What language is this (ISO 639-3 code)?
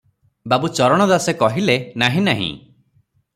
ori